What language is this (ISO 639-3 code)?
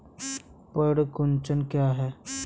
hin